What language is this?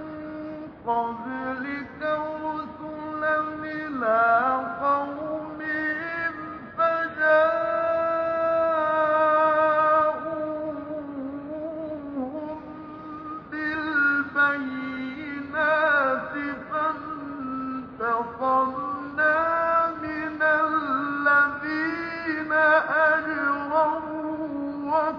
Arabic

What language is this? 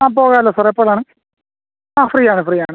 Malayalam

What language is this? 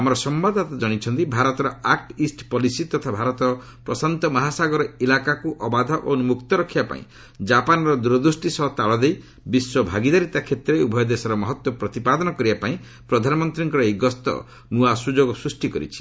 Odia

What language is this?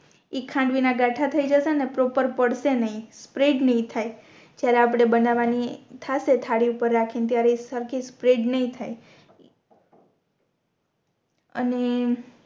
Gujarati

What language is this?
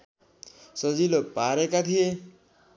Nepali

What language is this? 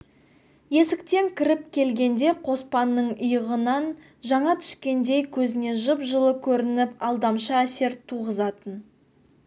Kazakh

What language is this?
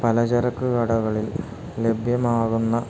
Malayalam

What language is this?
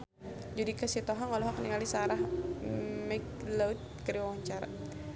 Sundanese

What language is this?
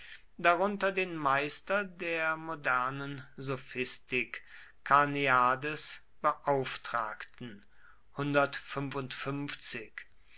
German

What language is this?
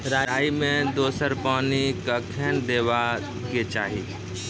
Maithili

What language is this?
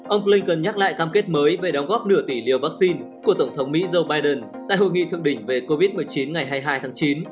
Vietnamese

